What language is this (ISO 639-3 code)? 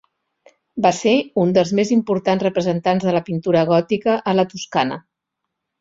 cat